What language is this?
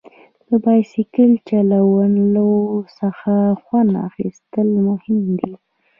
Pashto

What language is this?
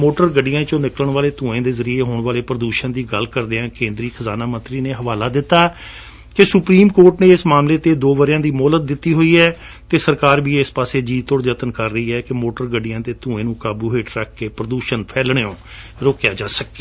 Punjabi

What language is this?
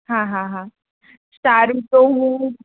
Gujarati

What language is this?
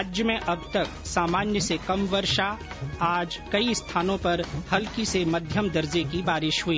Hindi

